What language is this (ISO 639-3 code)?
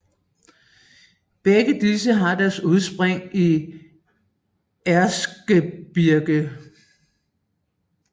dan